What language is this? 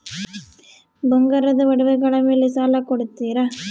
Kannada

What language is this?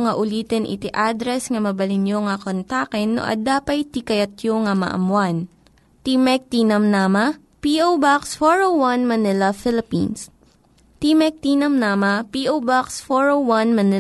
Filipino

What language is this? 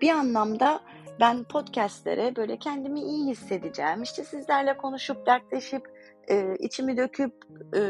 Turkish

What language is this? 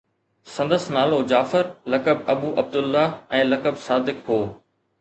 Sindhi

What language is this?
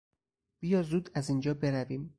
Persian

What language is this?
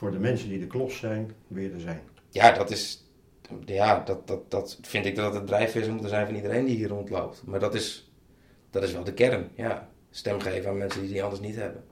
Dutch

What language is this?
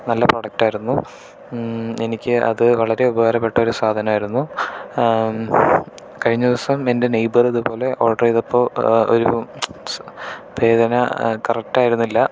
Malayalam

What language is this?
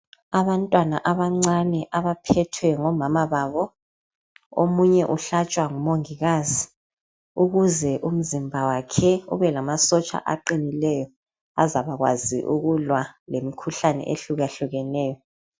North Ndebele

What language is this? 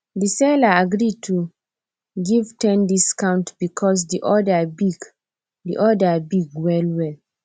Nigerian Pidgin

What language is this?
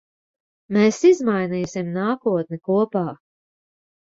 Latvian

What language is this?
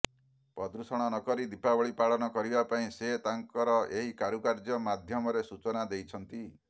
Odia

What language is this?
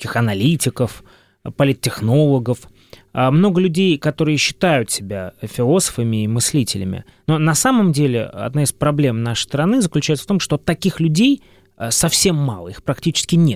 Russian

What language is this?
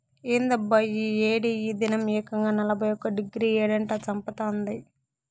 Telugu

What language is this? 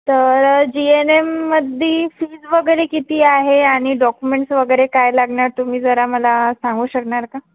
Marathi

